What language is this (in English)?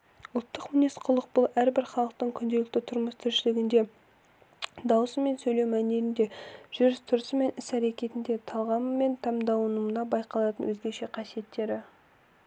Kazakh